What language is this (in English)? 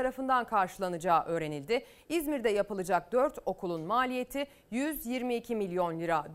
Turkish